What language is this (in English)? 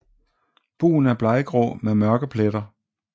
Danish